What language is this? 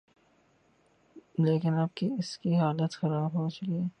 Urdu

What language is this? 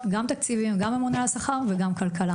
Hebrew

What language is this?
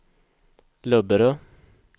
Swedish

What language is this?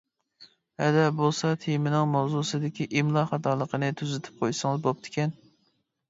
Uyghur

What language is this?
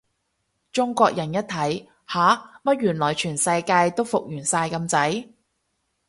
Cantonese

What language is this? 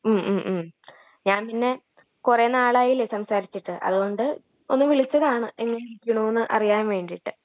Malayalam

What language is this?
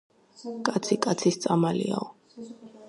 Georgian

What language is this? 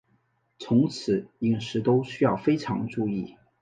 Chinese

